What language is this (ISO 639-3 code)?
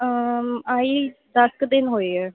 pan